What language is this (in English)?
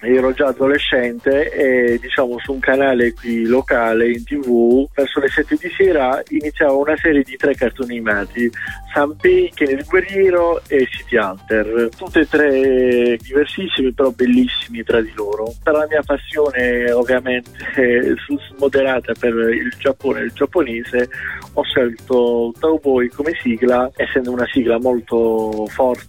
Italian